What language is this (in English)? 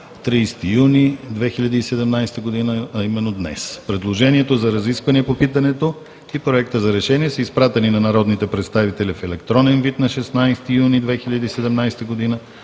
Bulgarian